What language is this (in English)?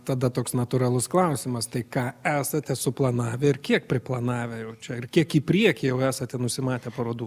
Lithuanian